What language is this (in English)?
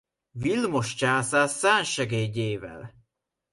Hungarian